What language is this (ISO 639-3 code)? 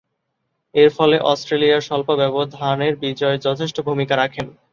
ben